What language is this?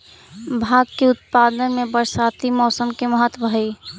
Magahi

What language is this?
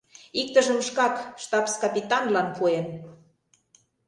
Mari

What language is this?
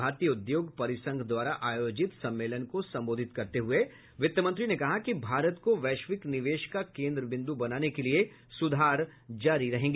Hindi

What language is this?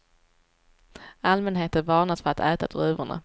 Swedish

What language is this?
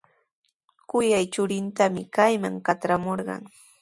Sihuas Ancash Quechua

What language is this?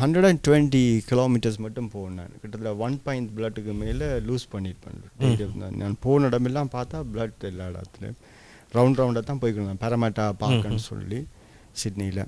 Tamil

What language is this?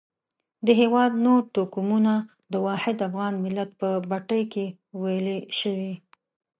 Pashto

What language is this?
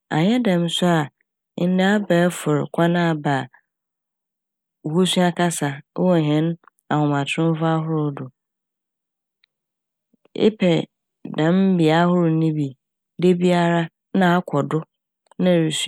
Akan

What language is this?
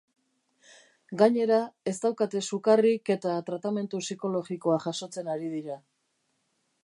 Basque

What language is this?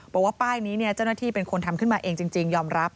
Thai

